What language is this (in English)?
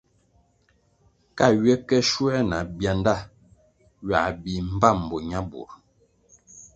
Kwasio